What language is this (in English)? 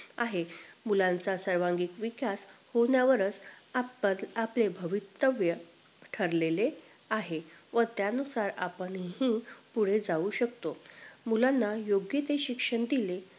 Marathi